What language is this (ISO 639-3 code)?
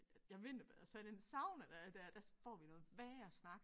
dan